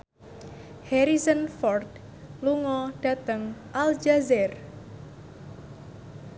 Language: Javanese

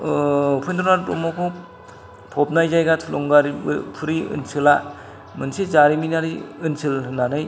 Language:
Bodo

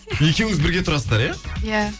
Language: Kazakh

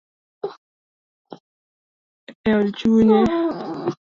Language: Luo (Kenya and Tanzania)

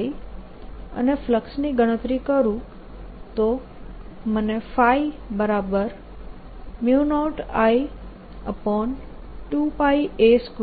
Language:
Gujarati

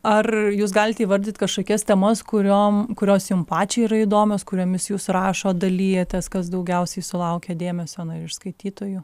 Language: Lithuanian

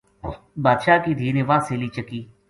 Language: Gujari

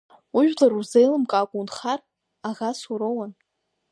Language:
Abkhazian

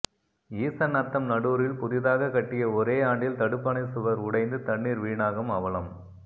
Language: Tamil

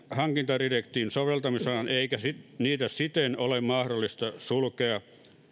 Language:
Finnish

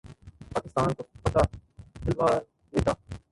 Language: Urdu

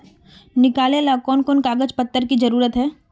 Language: Magahi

